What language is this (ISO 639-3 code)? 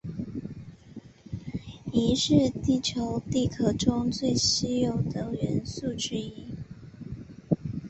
zho